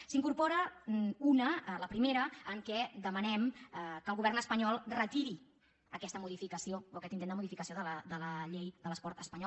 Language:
Catalan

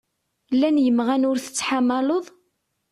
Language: Kabyle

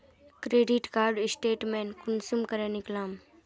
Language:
Magahi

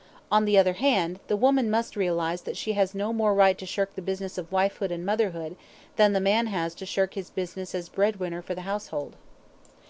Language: English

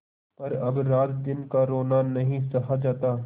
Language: Hindi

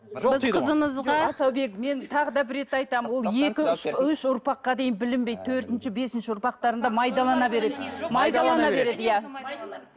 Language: Kazakh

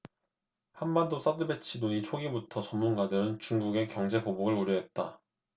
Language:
Korean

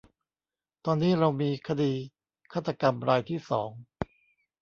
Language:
Thai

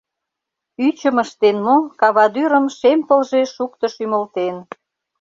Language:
Mari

